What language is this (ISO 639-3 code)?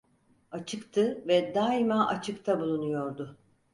tur